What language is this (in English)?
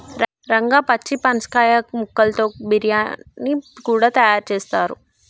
Telugu